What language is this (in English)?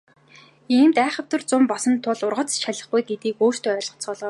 Mongolian